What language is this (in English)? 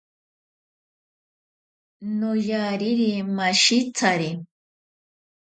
Ashéninka Perené